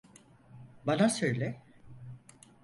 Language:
Turkish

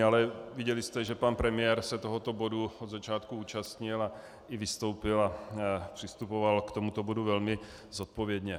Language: Czech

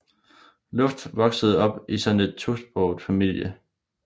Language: Danish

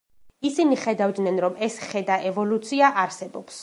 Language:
Georgian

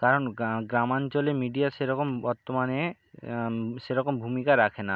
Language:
Bangla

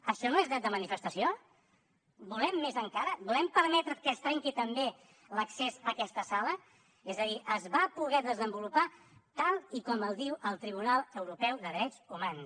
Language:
Catalan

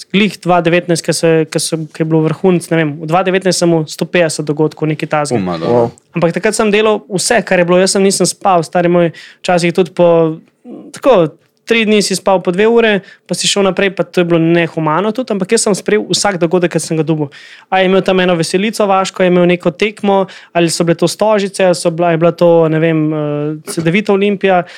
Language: Slovak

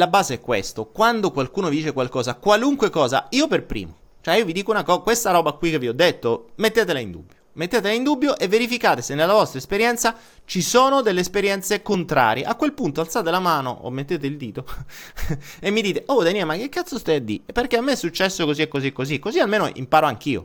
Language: Italian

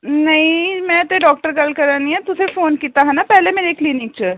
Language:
Dogri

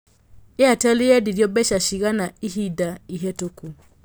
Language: Kikuyu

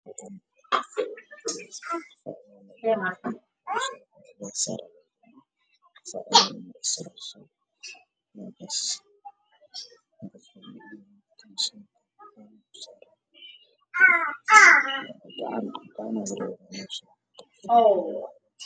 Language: Somali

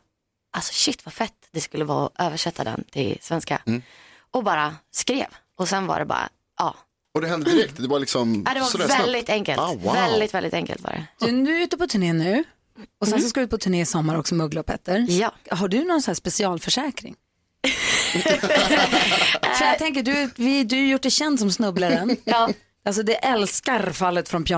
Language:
Swedish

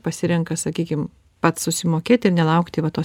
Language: Lithuanian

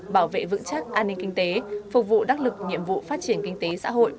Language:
Vietnamese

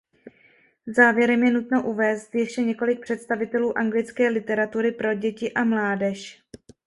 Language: Czech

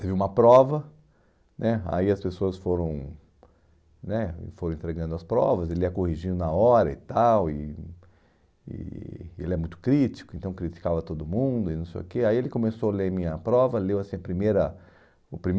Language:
Portuguese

